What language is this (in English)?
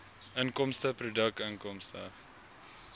Afrikaans